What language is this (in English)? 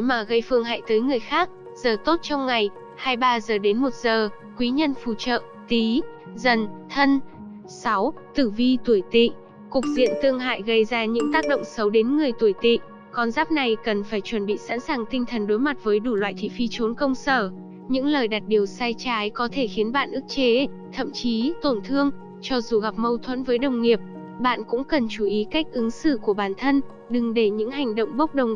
Vietnamese